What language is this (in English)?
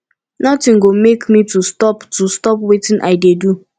Nigerian Pidgin